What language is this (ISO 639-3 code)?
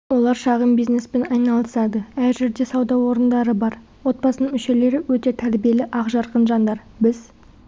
kaz